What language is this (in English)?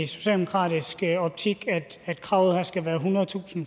Danish